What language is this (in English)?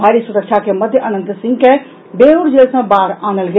Maithili